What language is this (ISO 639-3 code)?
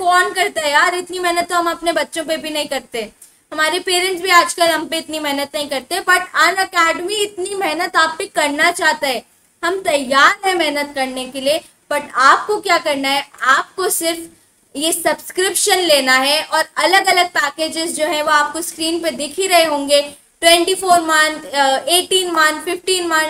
hin